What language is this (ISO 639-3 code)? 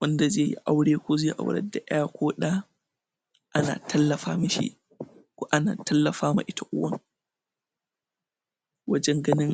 hau